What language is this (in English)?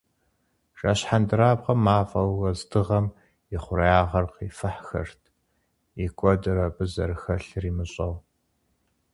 Kabardian